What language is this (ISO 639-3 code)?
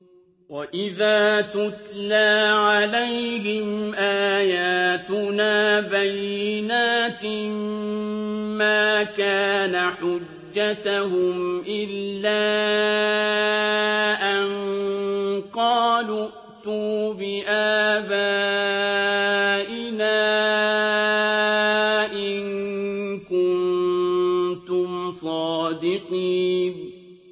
ara